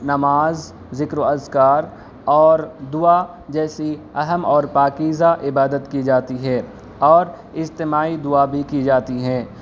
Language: Urdu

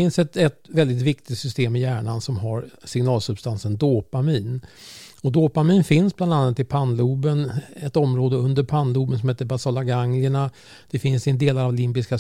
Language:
Swedish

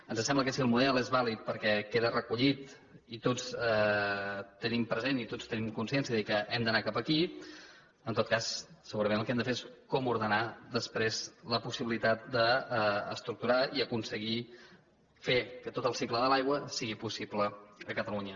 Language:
Catalan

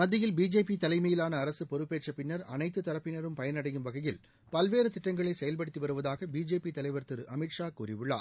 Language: Tamil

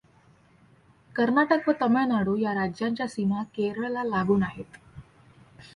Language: Marathi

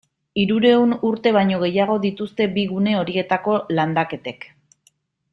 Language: Basque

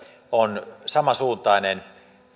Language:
Finnish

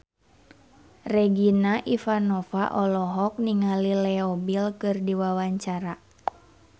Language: Sundanese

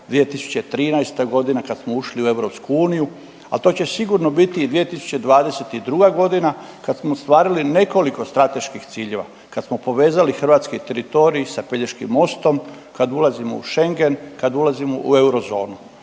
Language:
Croatian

